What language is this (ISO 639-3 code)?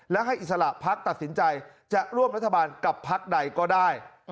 tha